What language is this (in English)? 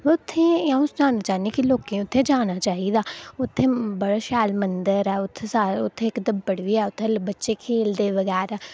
Dogri